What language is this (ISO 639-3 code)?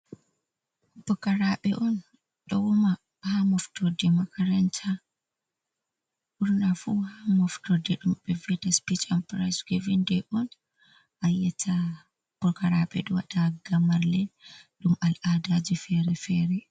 ful